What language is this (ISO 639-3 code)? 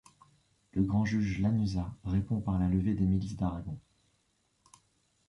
fra